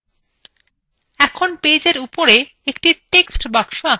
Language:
Bangla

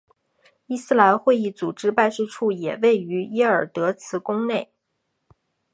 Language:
Chinese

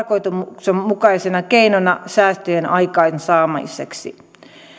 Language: Finnish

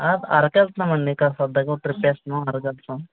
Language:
Telugu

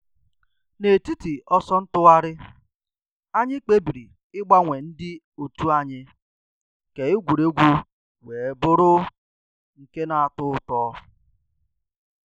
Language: Igbo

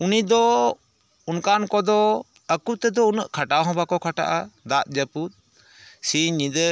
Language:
Santali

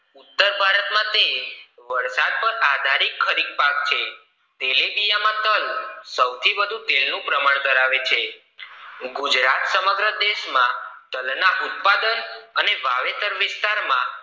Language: Gujarati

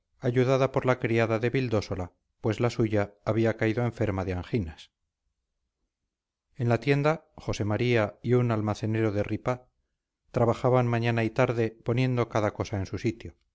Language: Spanish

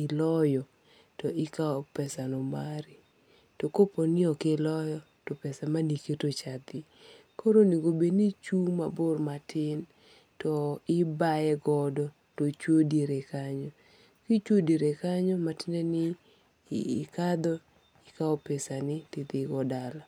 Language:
Luo (Kenya and Tanzania)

